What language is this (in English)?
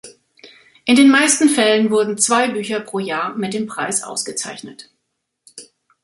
German